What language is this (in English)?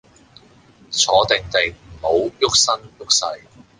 Cantonese